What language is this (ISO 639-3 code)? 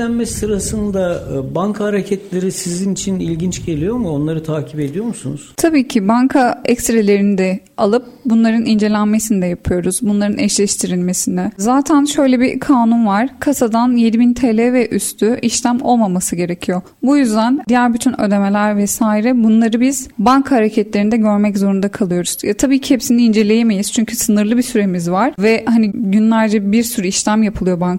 tur